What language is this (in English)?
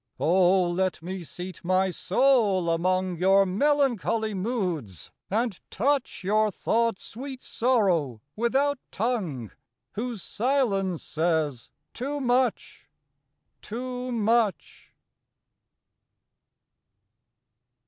English